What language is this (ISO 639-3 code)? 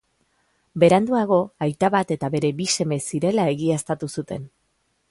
eus